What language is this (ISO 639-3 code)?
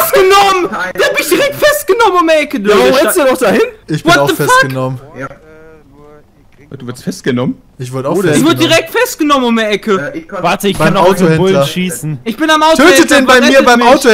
deu